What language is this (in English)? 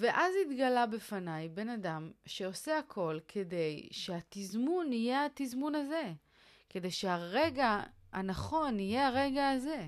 Hebrew